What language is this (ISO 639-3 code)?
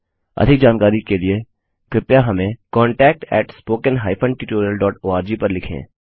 hin